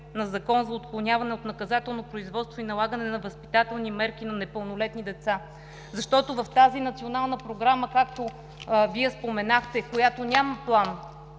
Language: Bulgarian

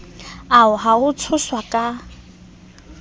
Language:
Southern Sotho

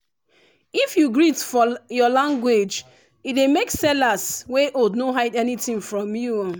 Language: Nigerian Pidgin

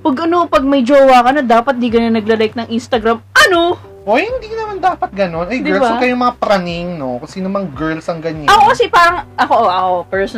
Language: Filipino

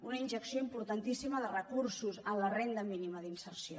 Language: Catalan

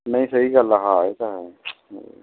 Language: Punjabi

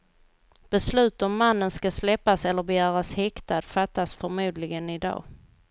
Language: Swedish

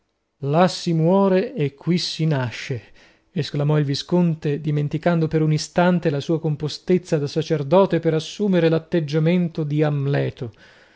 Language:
Italian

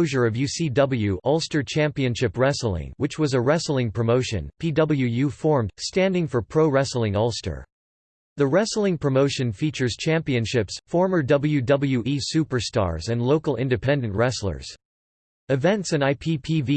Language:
English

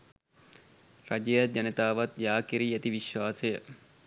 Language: Sinhala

